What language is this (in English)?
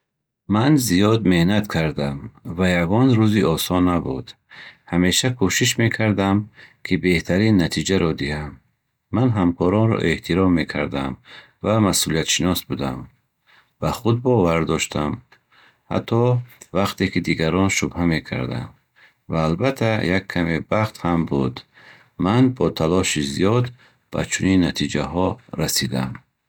Bukharic